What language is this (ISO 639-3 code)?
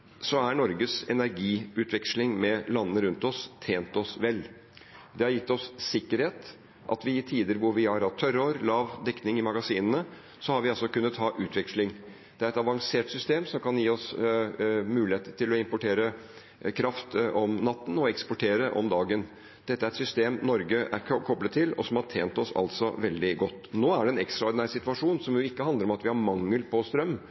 nob